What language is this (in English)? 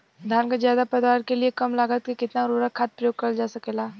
Bhojpuri